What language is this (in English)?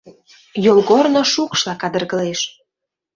Mari